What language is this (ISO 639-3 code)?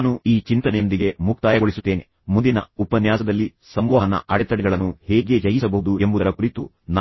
kan